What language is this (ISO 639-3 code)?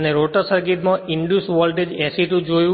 guj